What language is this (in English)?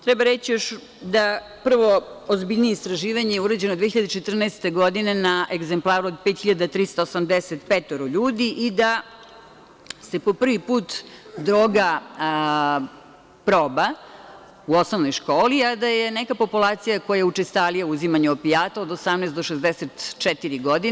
Serbian